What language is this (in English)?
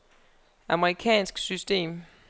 Danish